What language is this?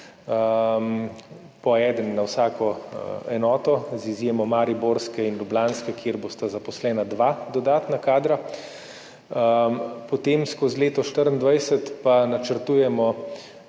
Slovenian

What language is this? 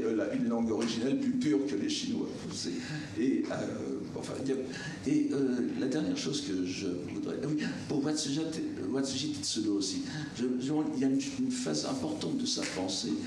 French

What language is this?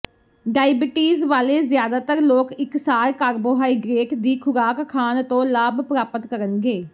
Punjabi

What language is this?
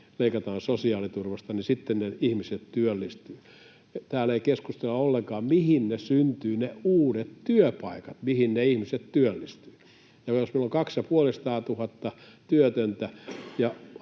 Finnish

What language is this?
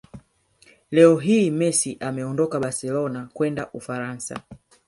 Swahili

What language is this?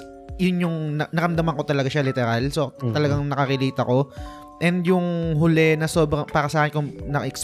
Filipino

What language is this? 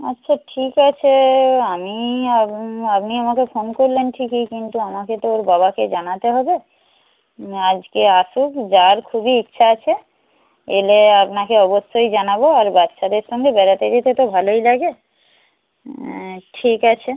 Bangla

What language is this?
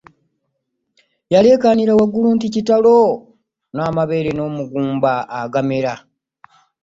Ganda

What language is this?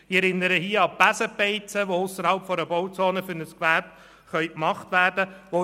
Swiss German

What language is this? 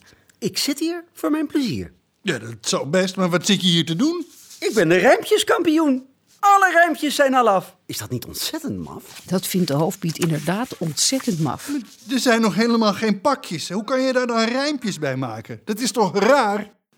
Dutch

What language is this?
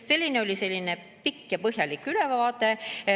Estonian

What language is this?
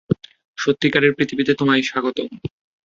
Bangla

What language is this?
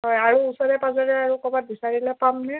Assamese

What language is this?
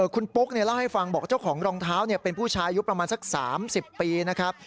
Thai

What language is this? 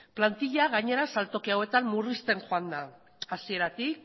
Basque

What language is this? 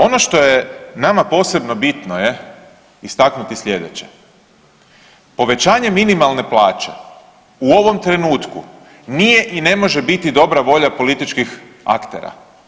Croatian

